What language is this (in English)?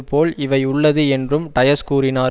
Tamil